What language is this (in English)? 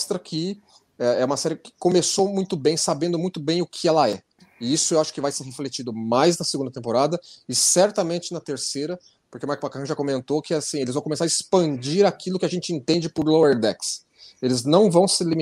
Portuguese